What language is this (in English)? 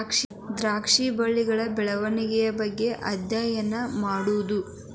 Kannada